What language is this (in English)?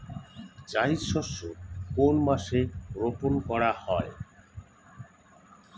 Bangla